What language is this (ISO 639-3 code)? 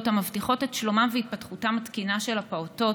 heb